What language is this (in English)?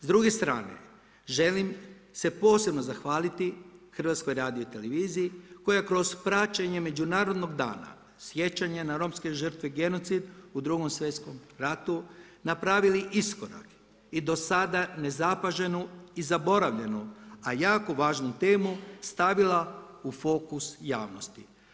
Croatian